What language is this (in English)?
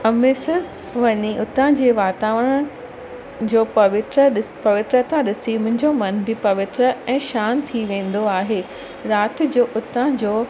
Sindhi